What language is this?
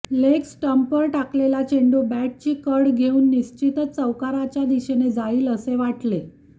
Marathi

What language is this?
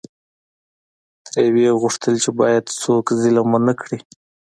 Pashto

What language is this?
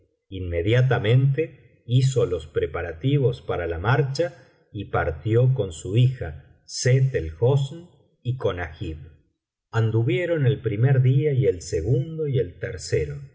Spanish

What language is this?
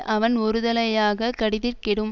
Tamil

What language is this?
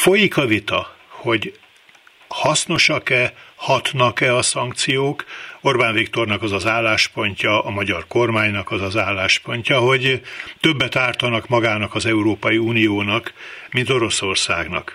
Hungarian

